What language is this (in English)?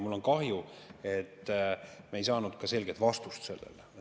Estonian